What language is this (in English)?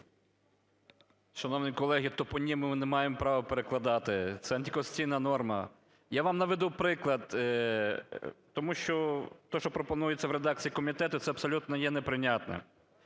Ukrainian